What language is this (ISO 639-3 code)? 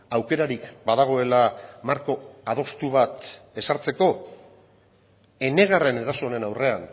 eus